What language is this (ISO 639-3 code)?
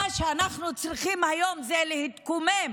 heb